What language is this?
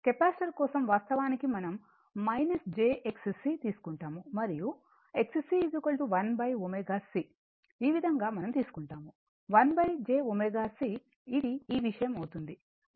Telugu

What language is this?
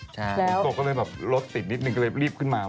Thai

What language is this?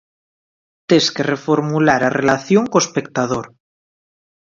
Galician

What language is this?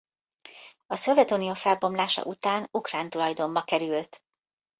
Hungarian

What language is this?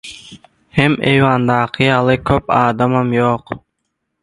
Turkmen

